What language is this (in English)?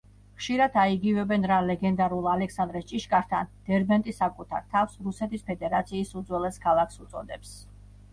Georgian